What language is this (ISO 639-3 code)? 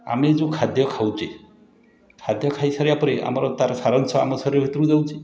ori